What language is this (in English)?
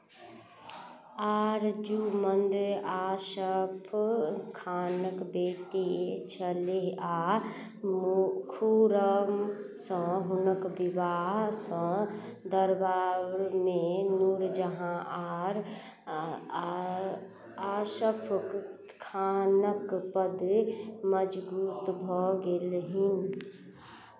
Maithili